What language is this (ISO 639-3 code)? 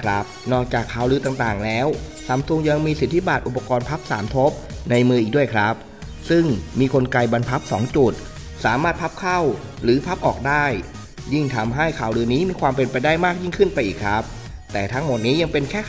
tha